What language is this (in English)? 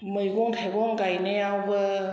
Bodo